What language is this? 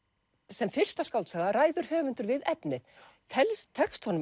Icelandic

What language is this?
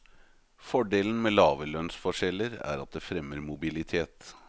Norwegian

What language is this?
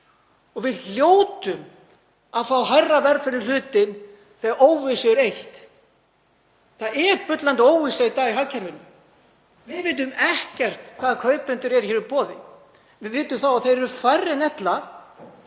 Icelandic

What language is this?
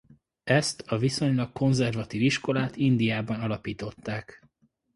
Hungarian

